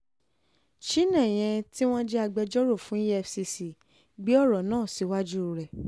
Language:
Yoruba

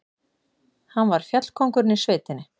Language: Icelandic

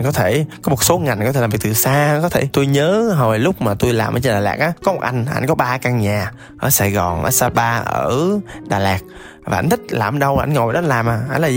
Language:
Vietnamese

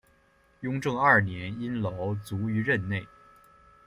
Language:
Chinese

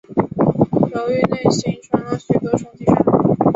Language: Chinese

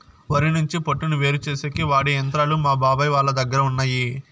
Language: Telugu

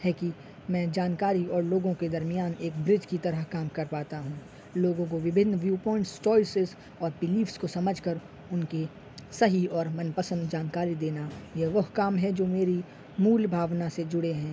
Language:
Urdu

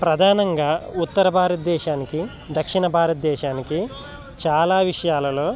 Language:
Telugu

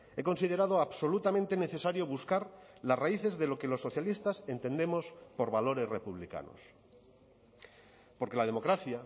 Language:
Spanish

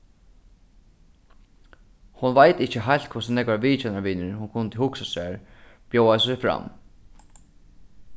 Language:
Faroese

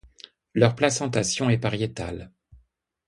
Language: French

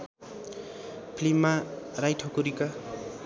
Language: Nepali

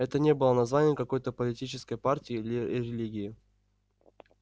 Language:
Russian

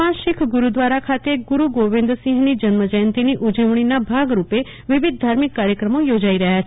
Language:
Gujarati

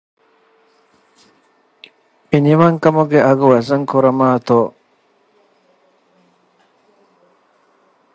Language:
Divehi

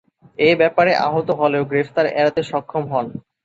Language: Bangla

